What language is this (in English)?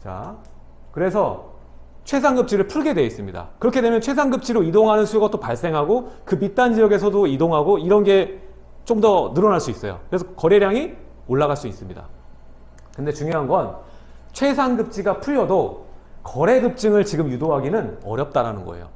Korean